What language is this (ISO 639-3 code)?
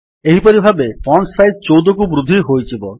ori